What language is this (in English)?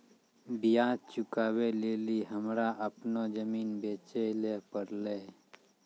Maithili